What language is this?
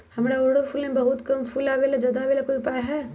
Magahi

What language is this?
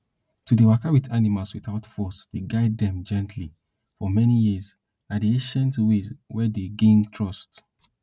Nigerian Pidgin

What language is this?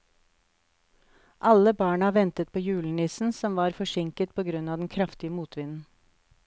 Norwegian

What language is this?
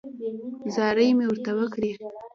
Pashto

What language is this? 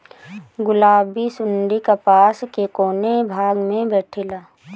Bhojpuri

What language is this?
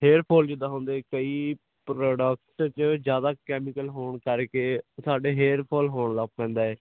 Punjabi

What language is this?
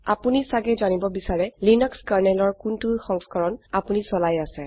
Assamese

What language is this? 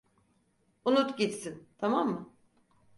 Turkish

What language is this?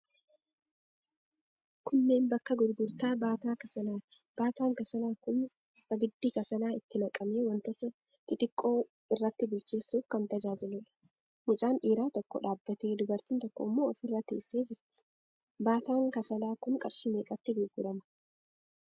Oromo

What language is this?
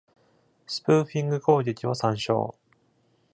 Japanese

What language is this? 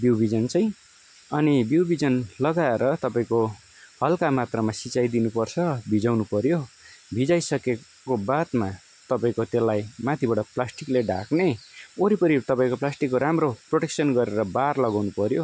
Nepali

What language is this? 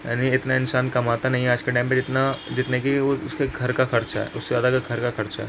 Urdu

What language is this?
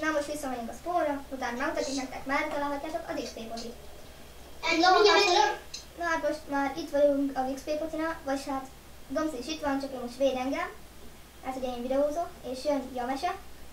Hungarian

